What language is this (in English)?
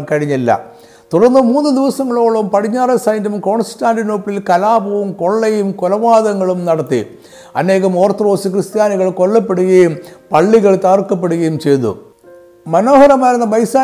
Malayalam